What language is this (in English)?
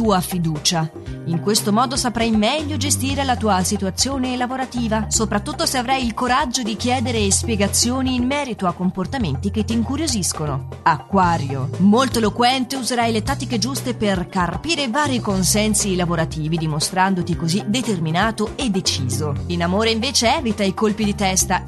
Italian